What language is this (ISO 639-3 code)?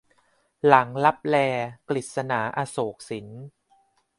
tha